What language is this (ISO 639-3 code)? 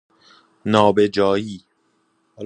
fas